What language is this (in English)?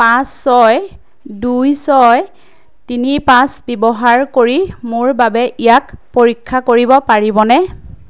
Assamese